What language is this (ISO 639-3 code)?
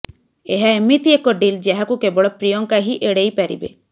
ori